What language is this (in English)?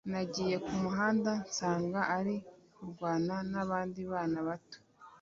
Kinyarwanda